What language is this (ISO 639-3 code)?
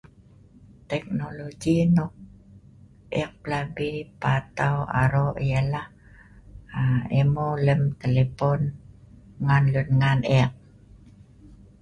snv